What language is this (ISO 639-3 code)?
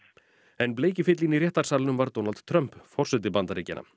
isl